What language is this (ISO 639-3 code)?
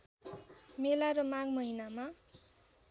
nep